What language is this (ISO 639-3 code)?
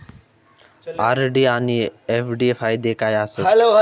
mar